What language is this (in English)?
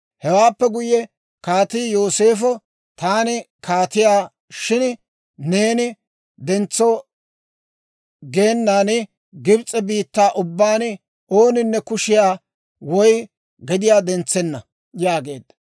Dawro